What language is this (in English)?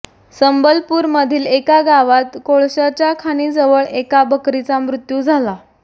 Marathi